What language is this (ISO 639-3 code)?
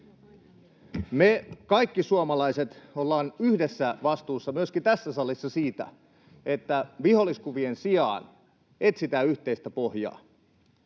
fin